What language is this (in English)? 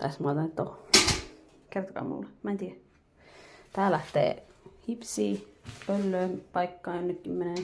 Finnish